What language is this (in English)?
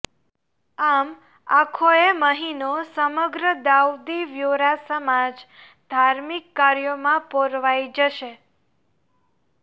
Gujarati